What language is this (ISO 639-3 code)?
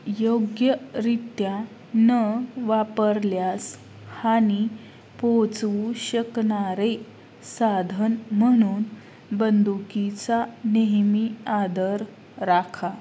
mar